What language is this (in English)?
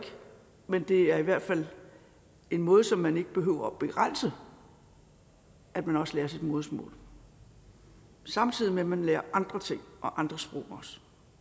Danish